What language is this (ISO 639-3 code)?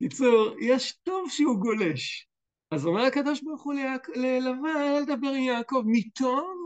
heb